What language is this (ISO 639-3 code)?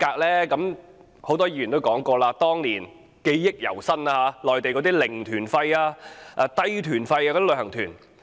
yue